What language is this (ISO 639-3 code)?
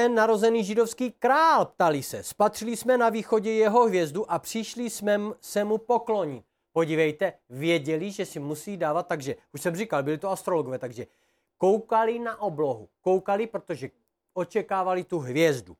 ces